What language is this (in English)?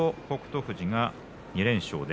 Japanese